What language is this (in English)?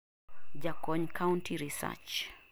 Luo (Kenya and Tanzania)